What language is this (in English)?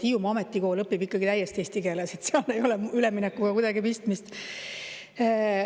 Estonian